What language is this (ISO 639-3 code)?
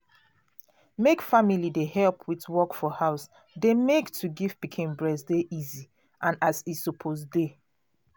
pcm